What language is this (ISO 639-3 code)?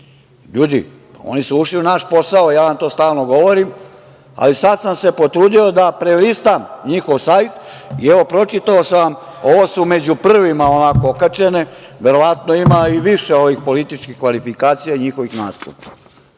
srp